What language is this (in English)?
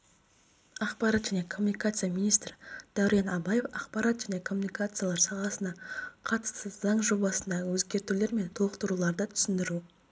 Kazakh